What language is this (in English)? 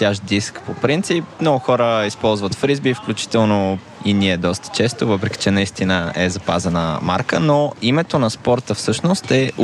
Bulgarian